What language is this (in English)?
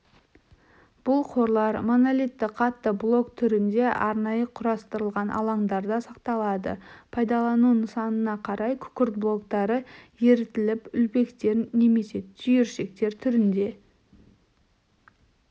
Kazakh